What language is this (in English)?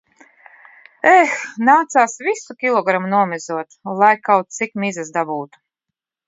Latvian